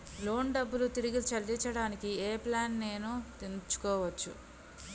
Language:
Telugu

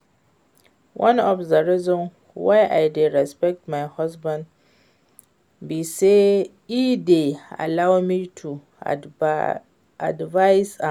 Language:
Nigerian Pidgin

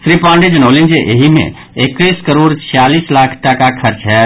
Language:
Maithili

